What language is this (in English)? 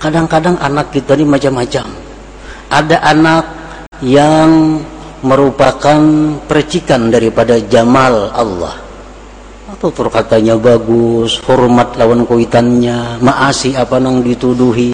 Indonesian